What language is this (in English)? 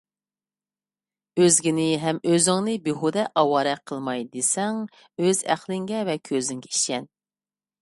Uyghur